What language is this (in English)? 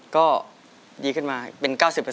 Thai